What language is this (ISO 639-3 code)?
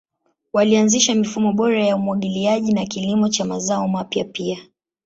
swa